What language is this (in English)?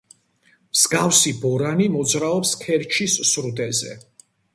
Georgian